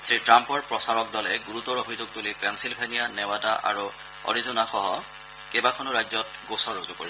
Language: Assamese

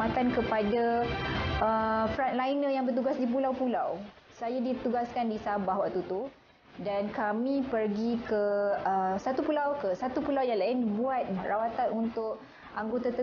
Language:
Malay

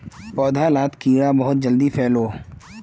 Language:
Magahi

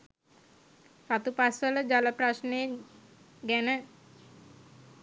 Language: Sinhala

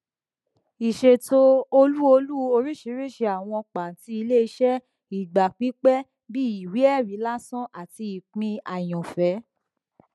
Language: Yoruba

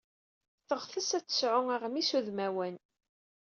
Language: Kabyle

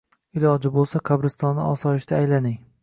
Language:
Uzbek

